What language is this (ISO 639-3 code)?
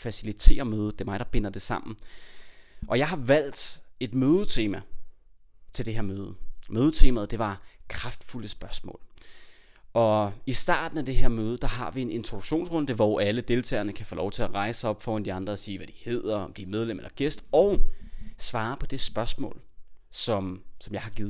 dan